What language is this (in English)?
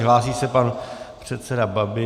Czech